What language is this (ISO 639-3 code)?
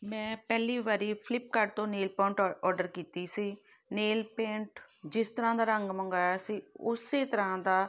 pan